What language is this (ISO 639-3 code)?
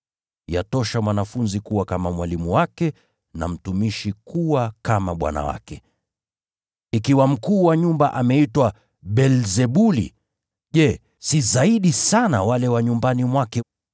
swa